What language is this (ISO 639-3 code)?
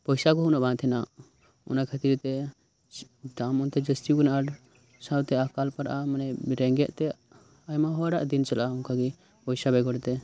sat